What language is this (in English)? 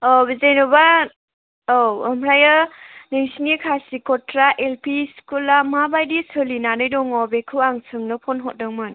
Bodo